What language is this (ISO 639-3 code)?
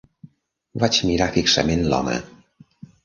cat